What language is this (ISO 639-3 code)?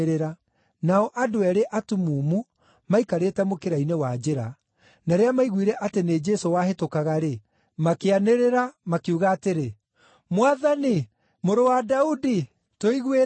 kik